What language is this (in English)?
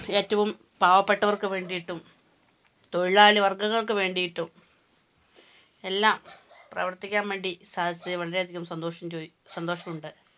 Malayalam